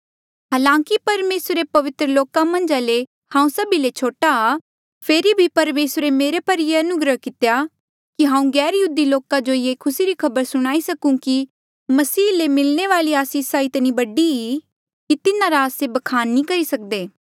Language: Mandeali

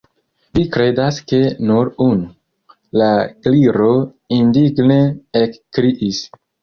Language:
Esperanto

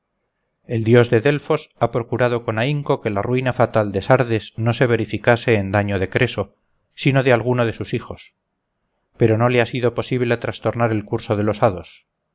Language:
Spanish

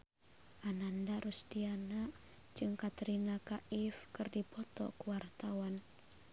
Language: Sundanese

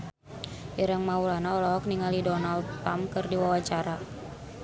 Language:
Sundanese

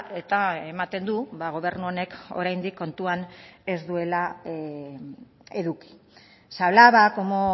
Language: Basque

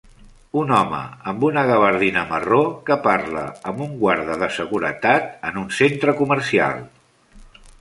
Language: Catalan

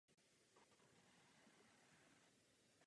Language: Czech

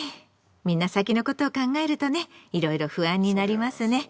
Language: Japanese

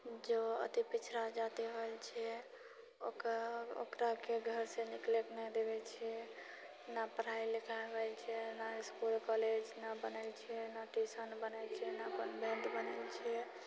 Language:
Maithili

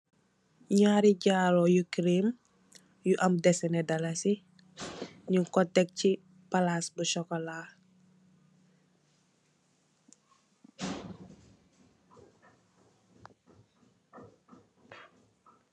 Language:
Wolof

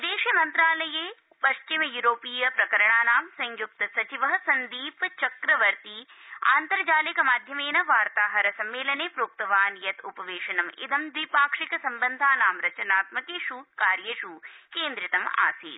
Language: Sanskrit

